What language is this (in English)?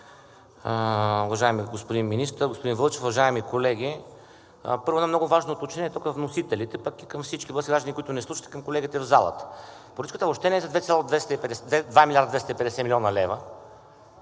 Bulgarian